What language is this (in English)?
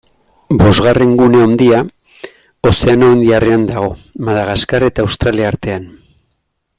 Basque